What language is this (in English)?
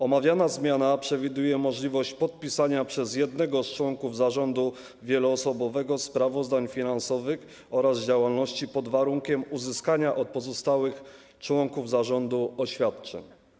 Polish